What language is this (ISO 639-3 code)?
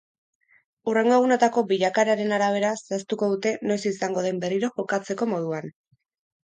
eus